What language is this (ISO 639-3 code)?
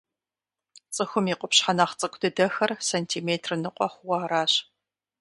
kbd